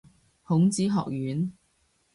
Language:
Cantonese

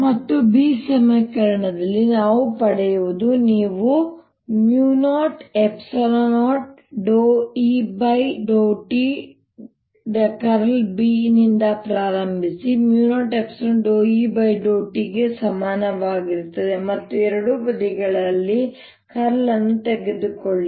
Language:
Kannada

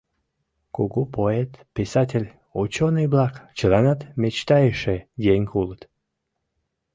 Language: Mari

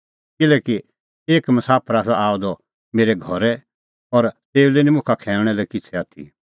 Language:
Kullu Pahari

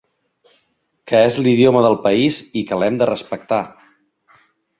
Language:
Catalan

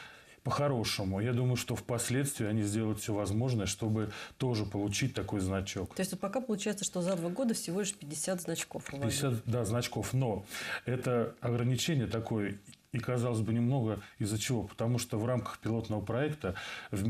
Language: Russian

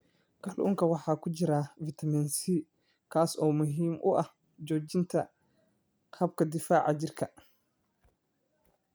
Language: Somali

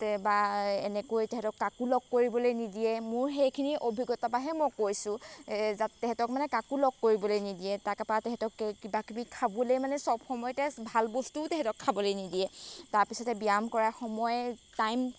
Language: Assamese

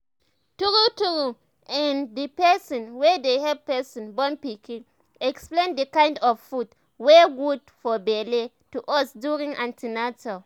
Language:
Nigerian Pidgin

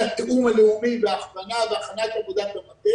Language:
Hebrew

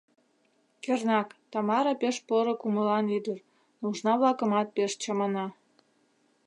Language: Mari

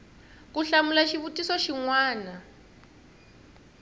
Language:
Tsonga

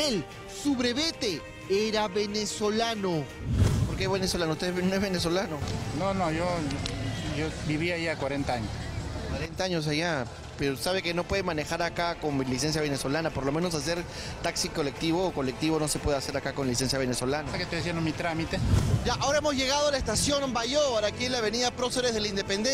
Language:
Spanish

